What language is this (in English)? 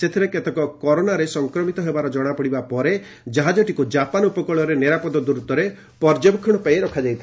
Odia